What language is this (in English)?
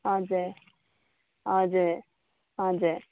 Nepali